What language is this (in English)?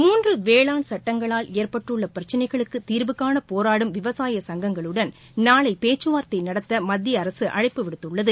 Tamil